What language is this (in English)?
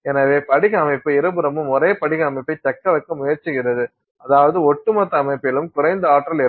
Tamil